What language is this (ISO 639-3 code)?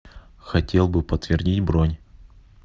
rus